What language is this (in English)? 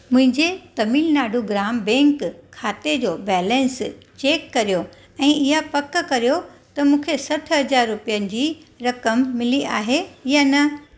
Sindhi